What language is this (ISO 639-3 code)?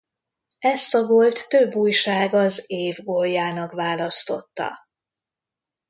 hun